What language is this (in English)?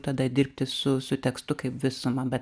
Lithuanian